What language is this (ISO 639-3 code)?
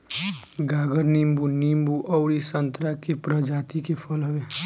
bho